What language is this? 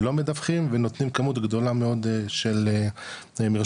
Hebrew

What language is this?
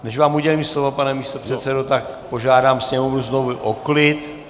Czech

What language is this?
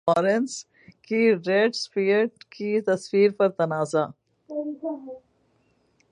Urdu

